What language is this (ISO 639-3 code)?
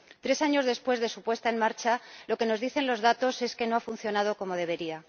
spa